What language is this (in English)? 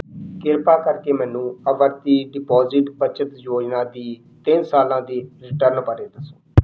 Punjabi